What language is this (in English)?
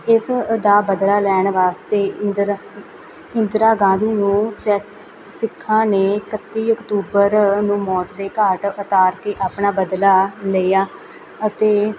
Punjabi